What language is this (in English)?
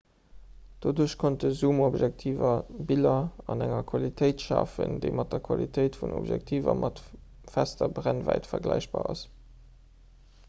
Luxembourgish